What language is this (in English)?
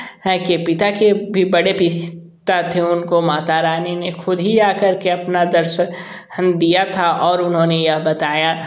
Hindi